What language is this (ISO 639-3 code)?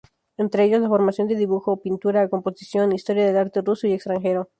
spa